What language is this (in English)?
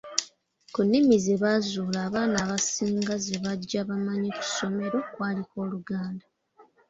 Ganda